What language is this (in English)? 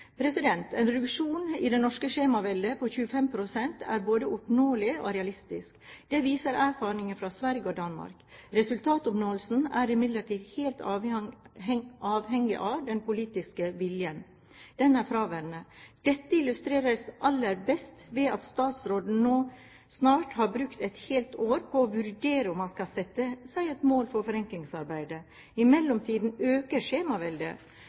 Norwegian Bokmål